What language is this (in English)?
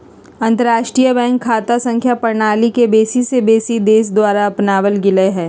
Magahi